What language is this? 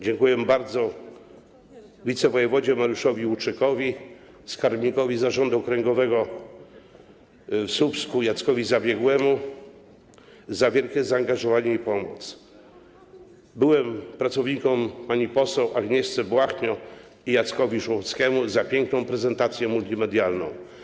Polish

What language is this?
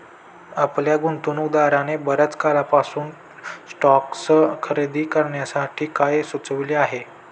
Marathi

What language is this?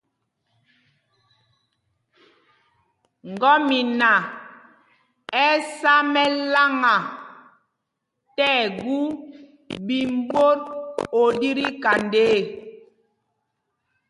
Mpumpong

